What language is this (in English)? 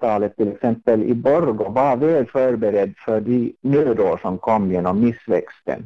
Swedish